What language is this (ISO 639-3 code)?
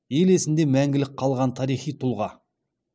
kaz